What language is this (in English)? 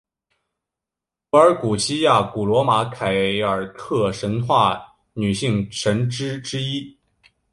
Chinese